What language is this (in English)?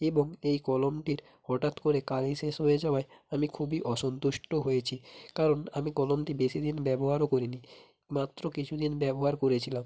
Bangla